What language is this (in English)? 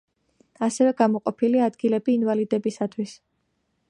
Georgian